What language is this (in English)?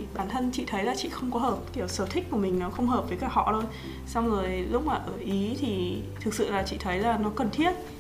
Vietnamese